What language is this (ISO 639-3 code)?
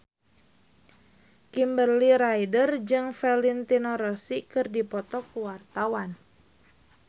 sun